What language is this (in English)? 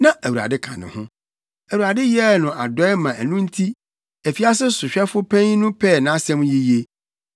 Akan